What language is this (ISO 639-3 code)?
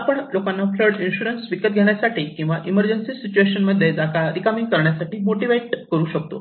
mar